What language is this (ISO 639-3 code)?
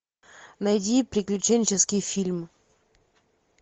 rus